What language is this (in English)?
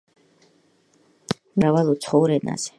Georgian